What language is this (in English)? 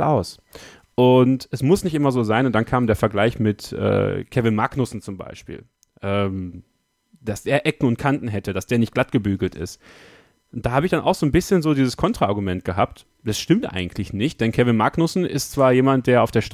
German